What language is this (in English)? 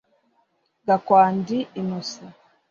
Kinyarwanda